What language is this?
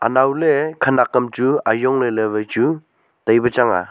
Wancho Naga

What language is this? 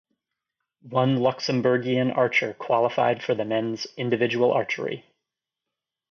English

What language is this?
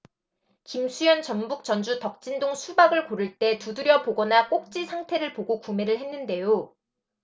Korean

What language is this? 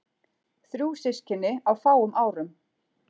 Icelandic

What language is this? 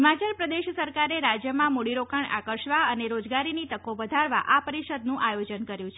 Gujarati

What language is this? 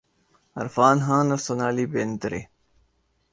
Urdu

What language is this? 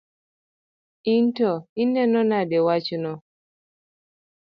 Luo (Kenya and Tanzania)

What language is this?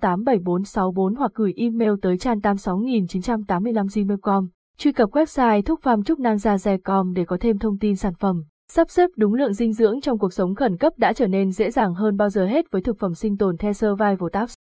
Vietnamese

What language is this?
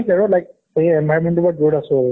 Assamese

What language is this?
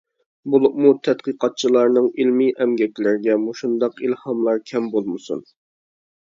Uyghur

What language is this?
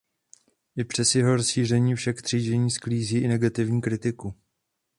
Czech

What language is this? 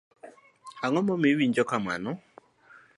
Luo (Kenya and Tanzania)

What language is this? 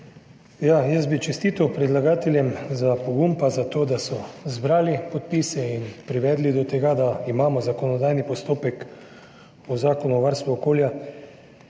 Slovenian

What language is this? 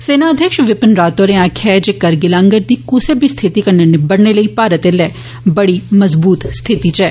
Dogri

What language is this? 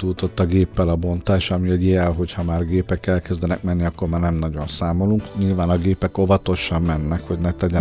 Hungarian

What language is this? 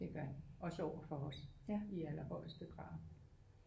Danish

